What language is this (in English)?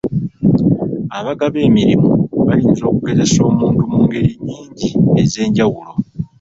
Ganda